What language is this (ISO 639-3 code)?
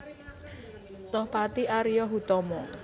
jav